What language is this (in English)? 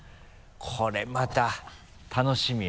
Japanese